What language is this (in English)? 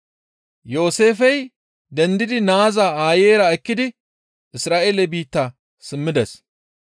Gamo